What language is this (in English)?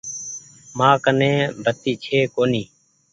Goaria